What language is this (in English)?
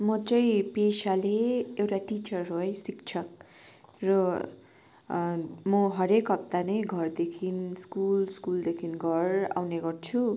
Nepali